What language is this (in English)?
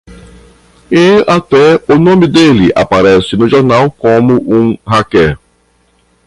Portuguese